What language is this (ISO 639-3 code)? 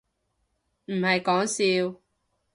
yue